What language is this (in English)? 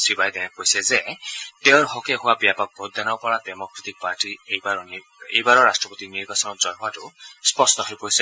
Assamese